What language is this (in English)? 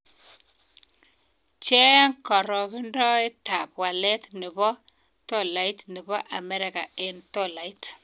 Kalenjin